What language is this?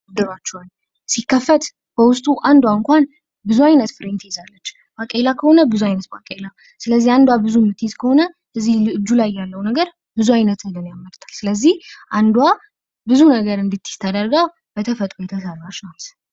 Amharic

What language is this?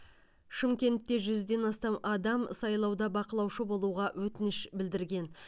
Kazakh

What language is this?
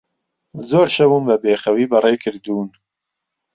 Central Kurdish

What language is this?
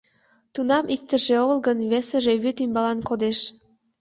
Mari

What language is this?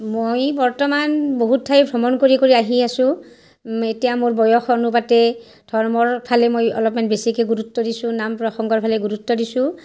Assamese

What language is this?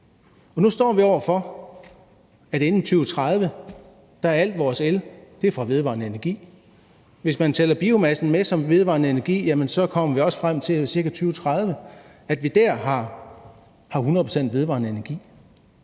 Danish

